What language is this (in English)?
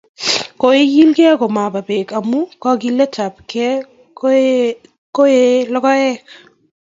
Kalenjin